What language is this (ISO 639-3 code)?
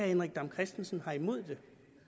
dan